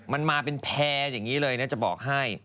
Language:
Thai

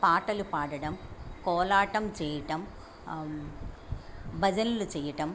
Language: Telugu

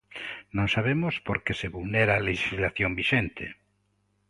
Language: Galician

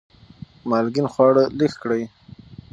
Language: Pashto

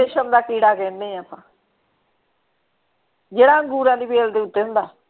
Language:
Punjabi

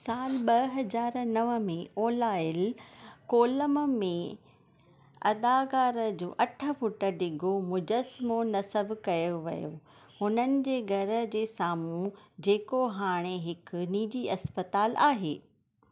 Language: Sindhi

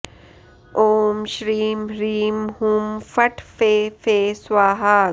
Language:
Sanskrit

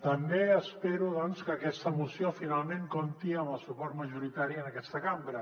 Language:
Catalan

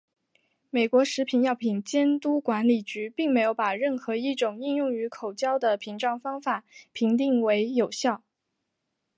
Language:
Chinese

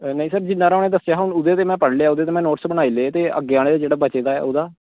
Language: Dogri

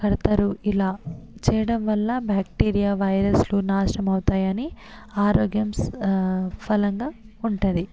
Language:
Telugu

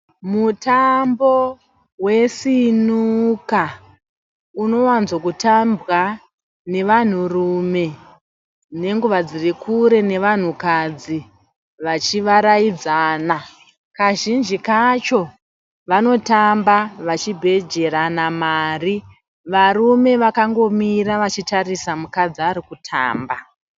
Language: Shona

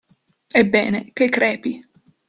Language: Italian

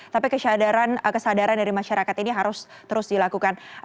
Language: Indonesian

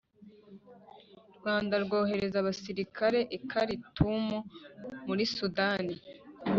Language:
Kinyarwanda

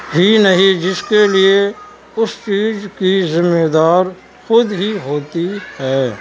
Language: Urdu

